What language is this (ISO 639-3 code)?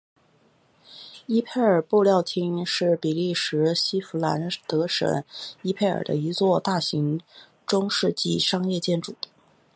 zho